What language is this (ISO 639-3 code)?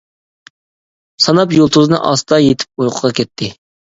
uig